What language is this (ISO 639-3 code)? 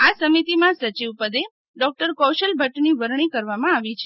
guj